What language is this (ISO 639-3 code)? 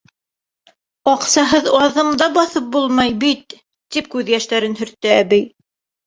bak